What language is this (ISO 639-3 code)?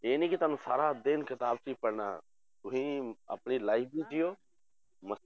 pan